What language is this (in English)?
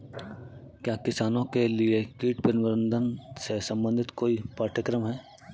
Hindi